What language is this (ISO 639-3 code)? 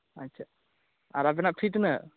sat